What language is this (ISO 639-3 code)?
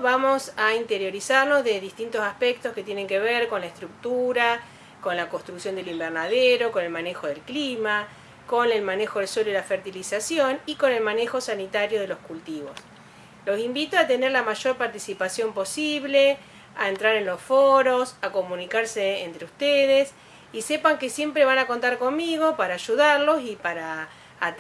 spa